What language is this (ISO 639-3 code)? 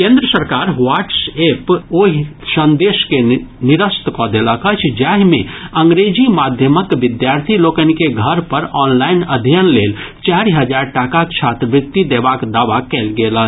mai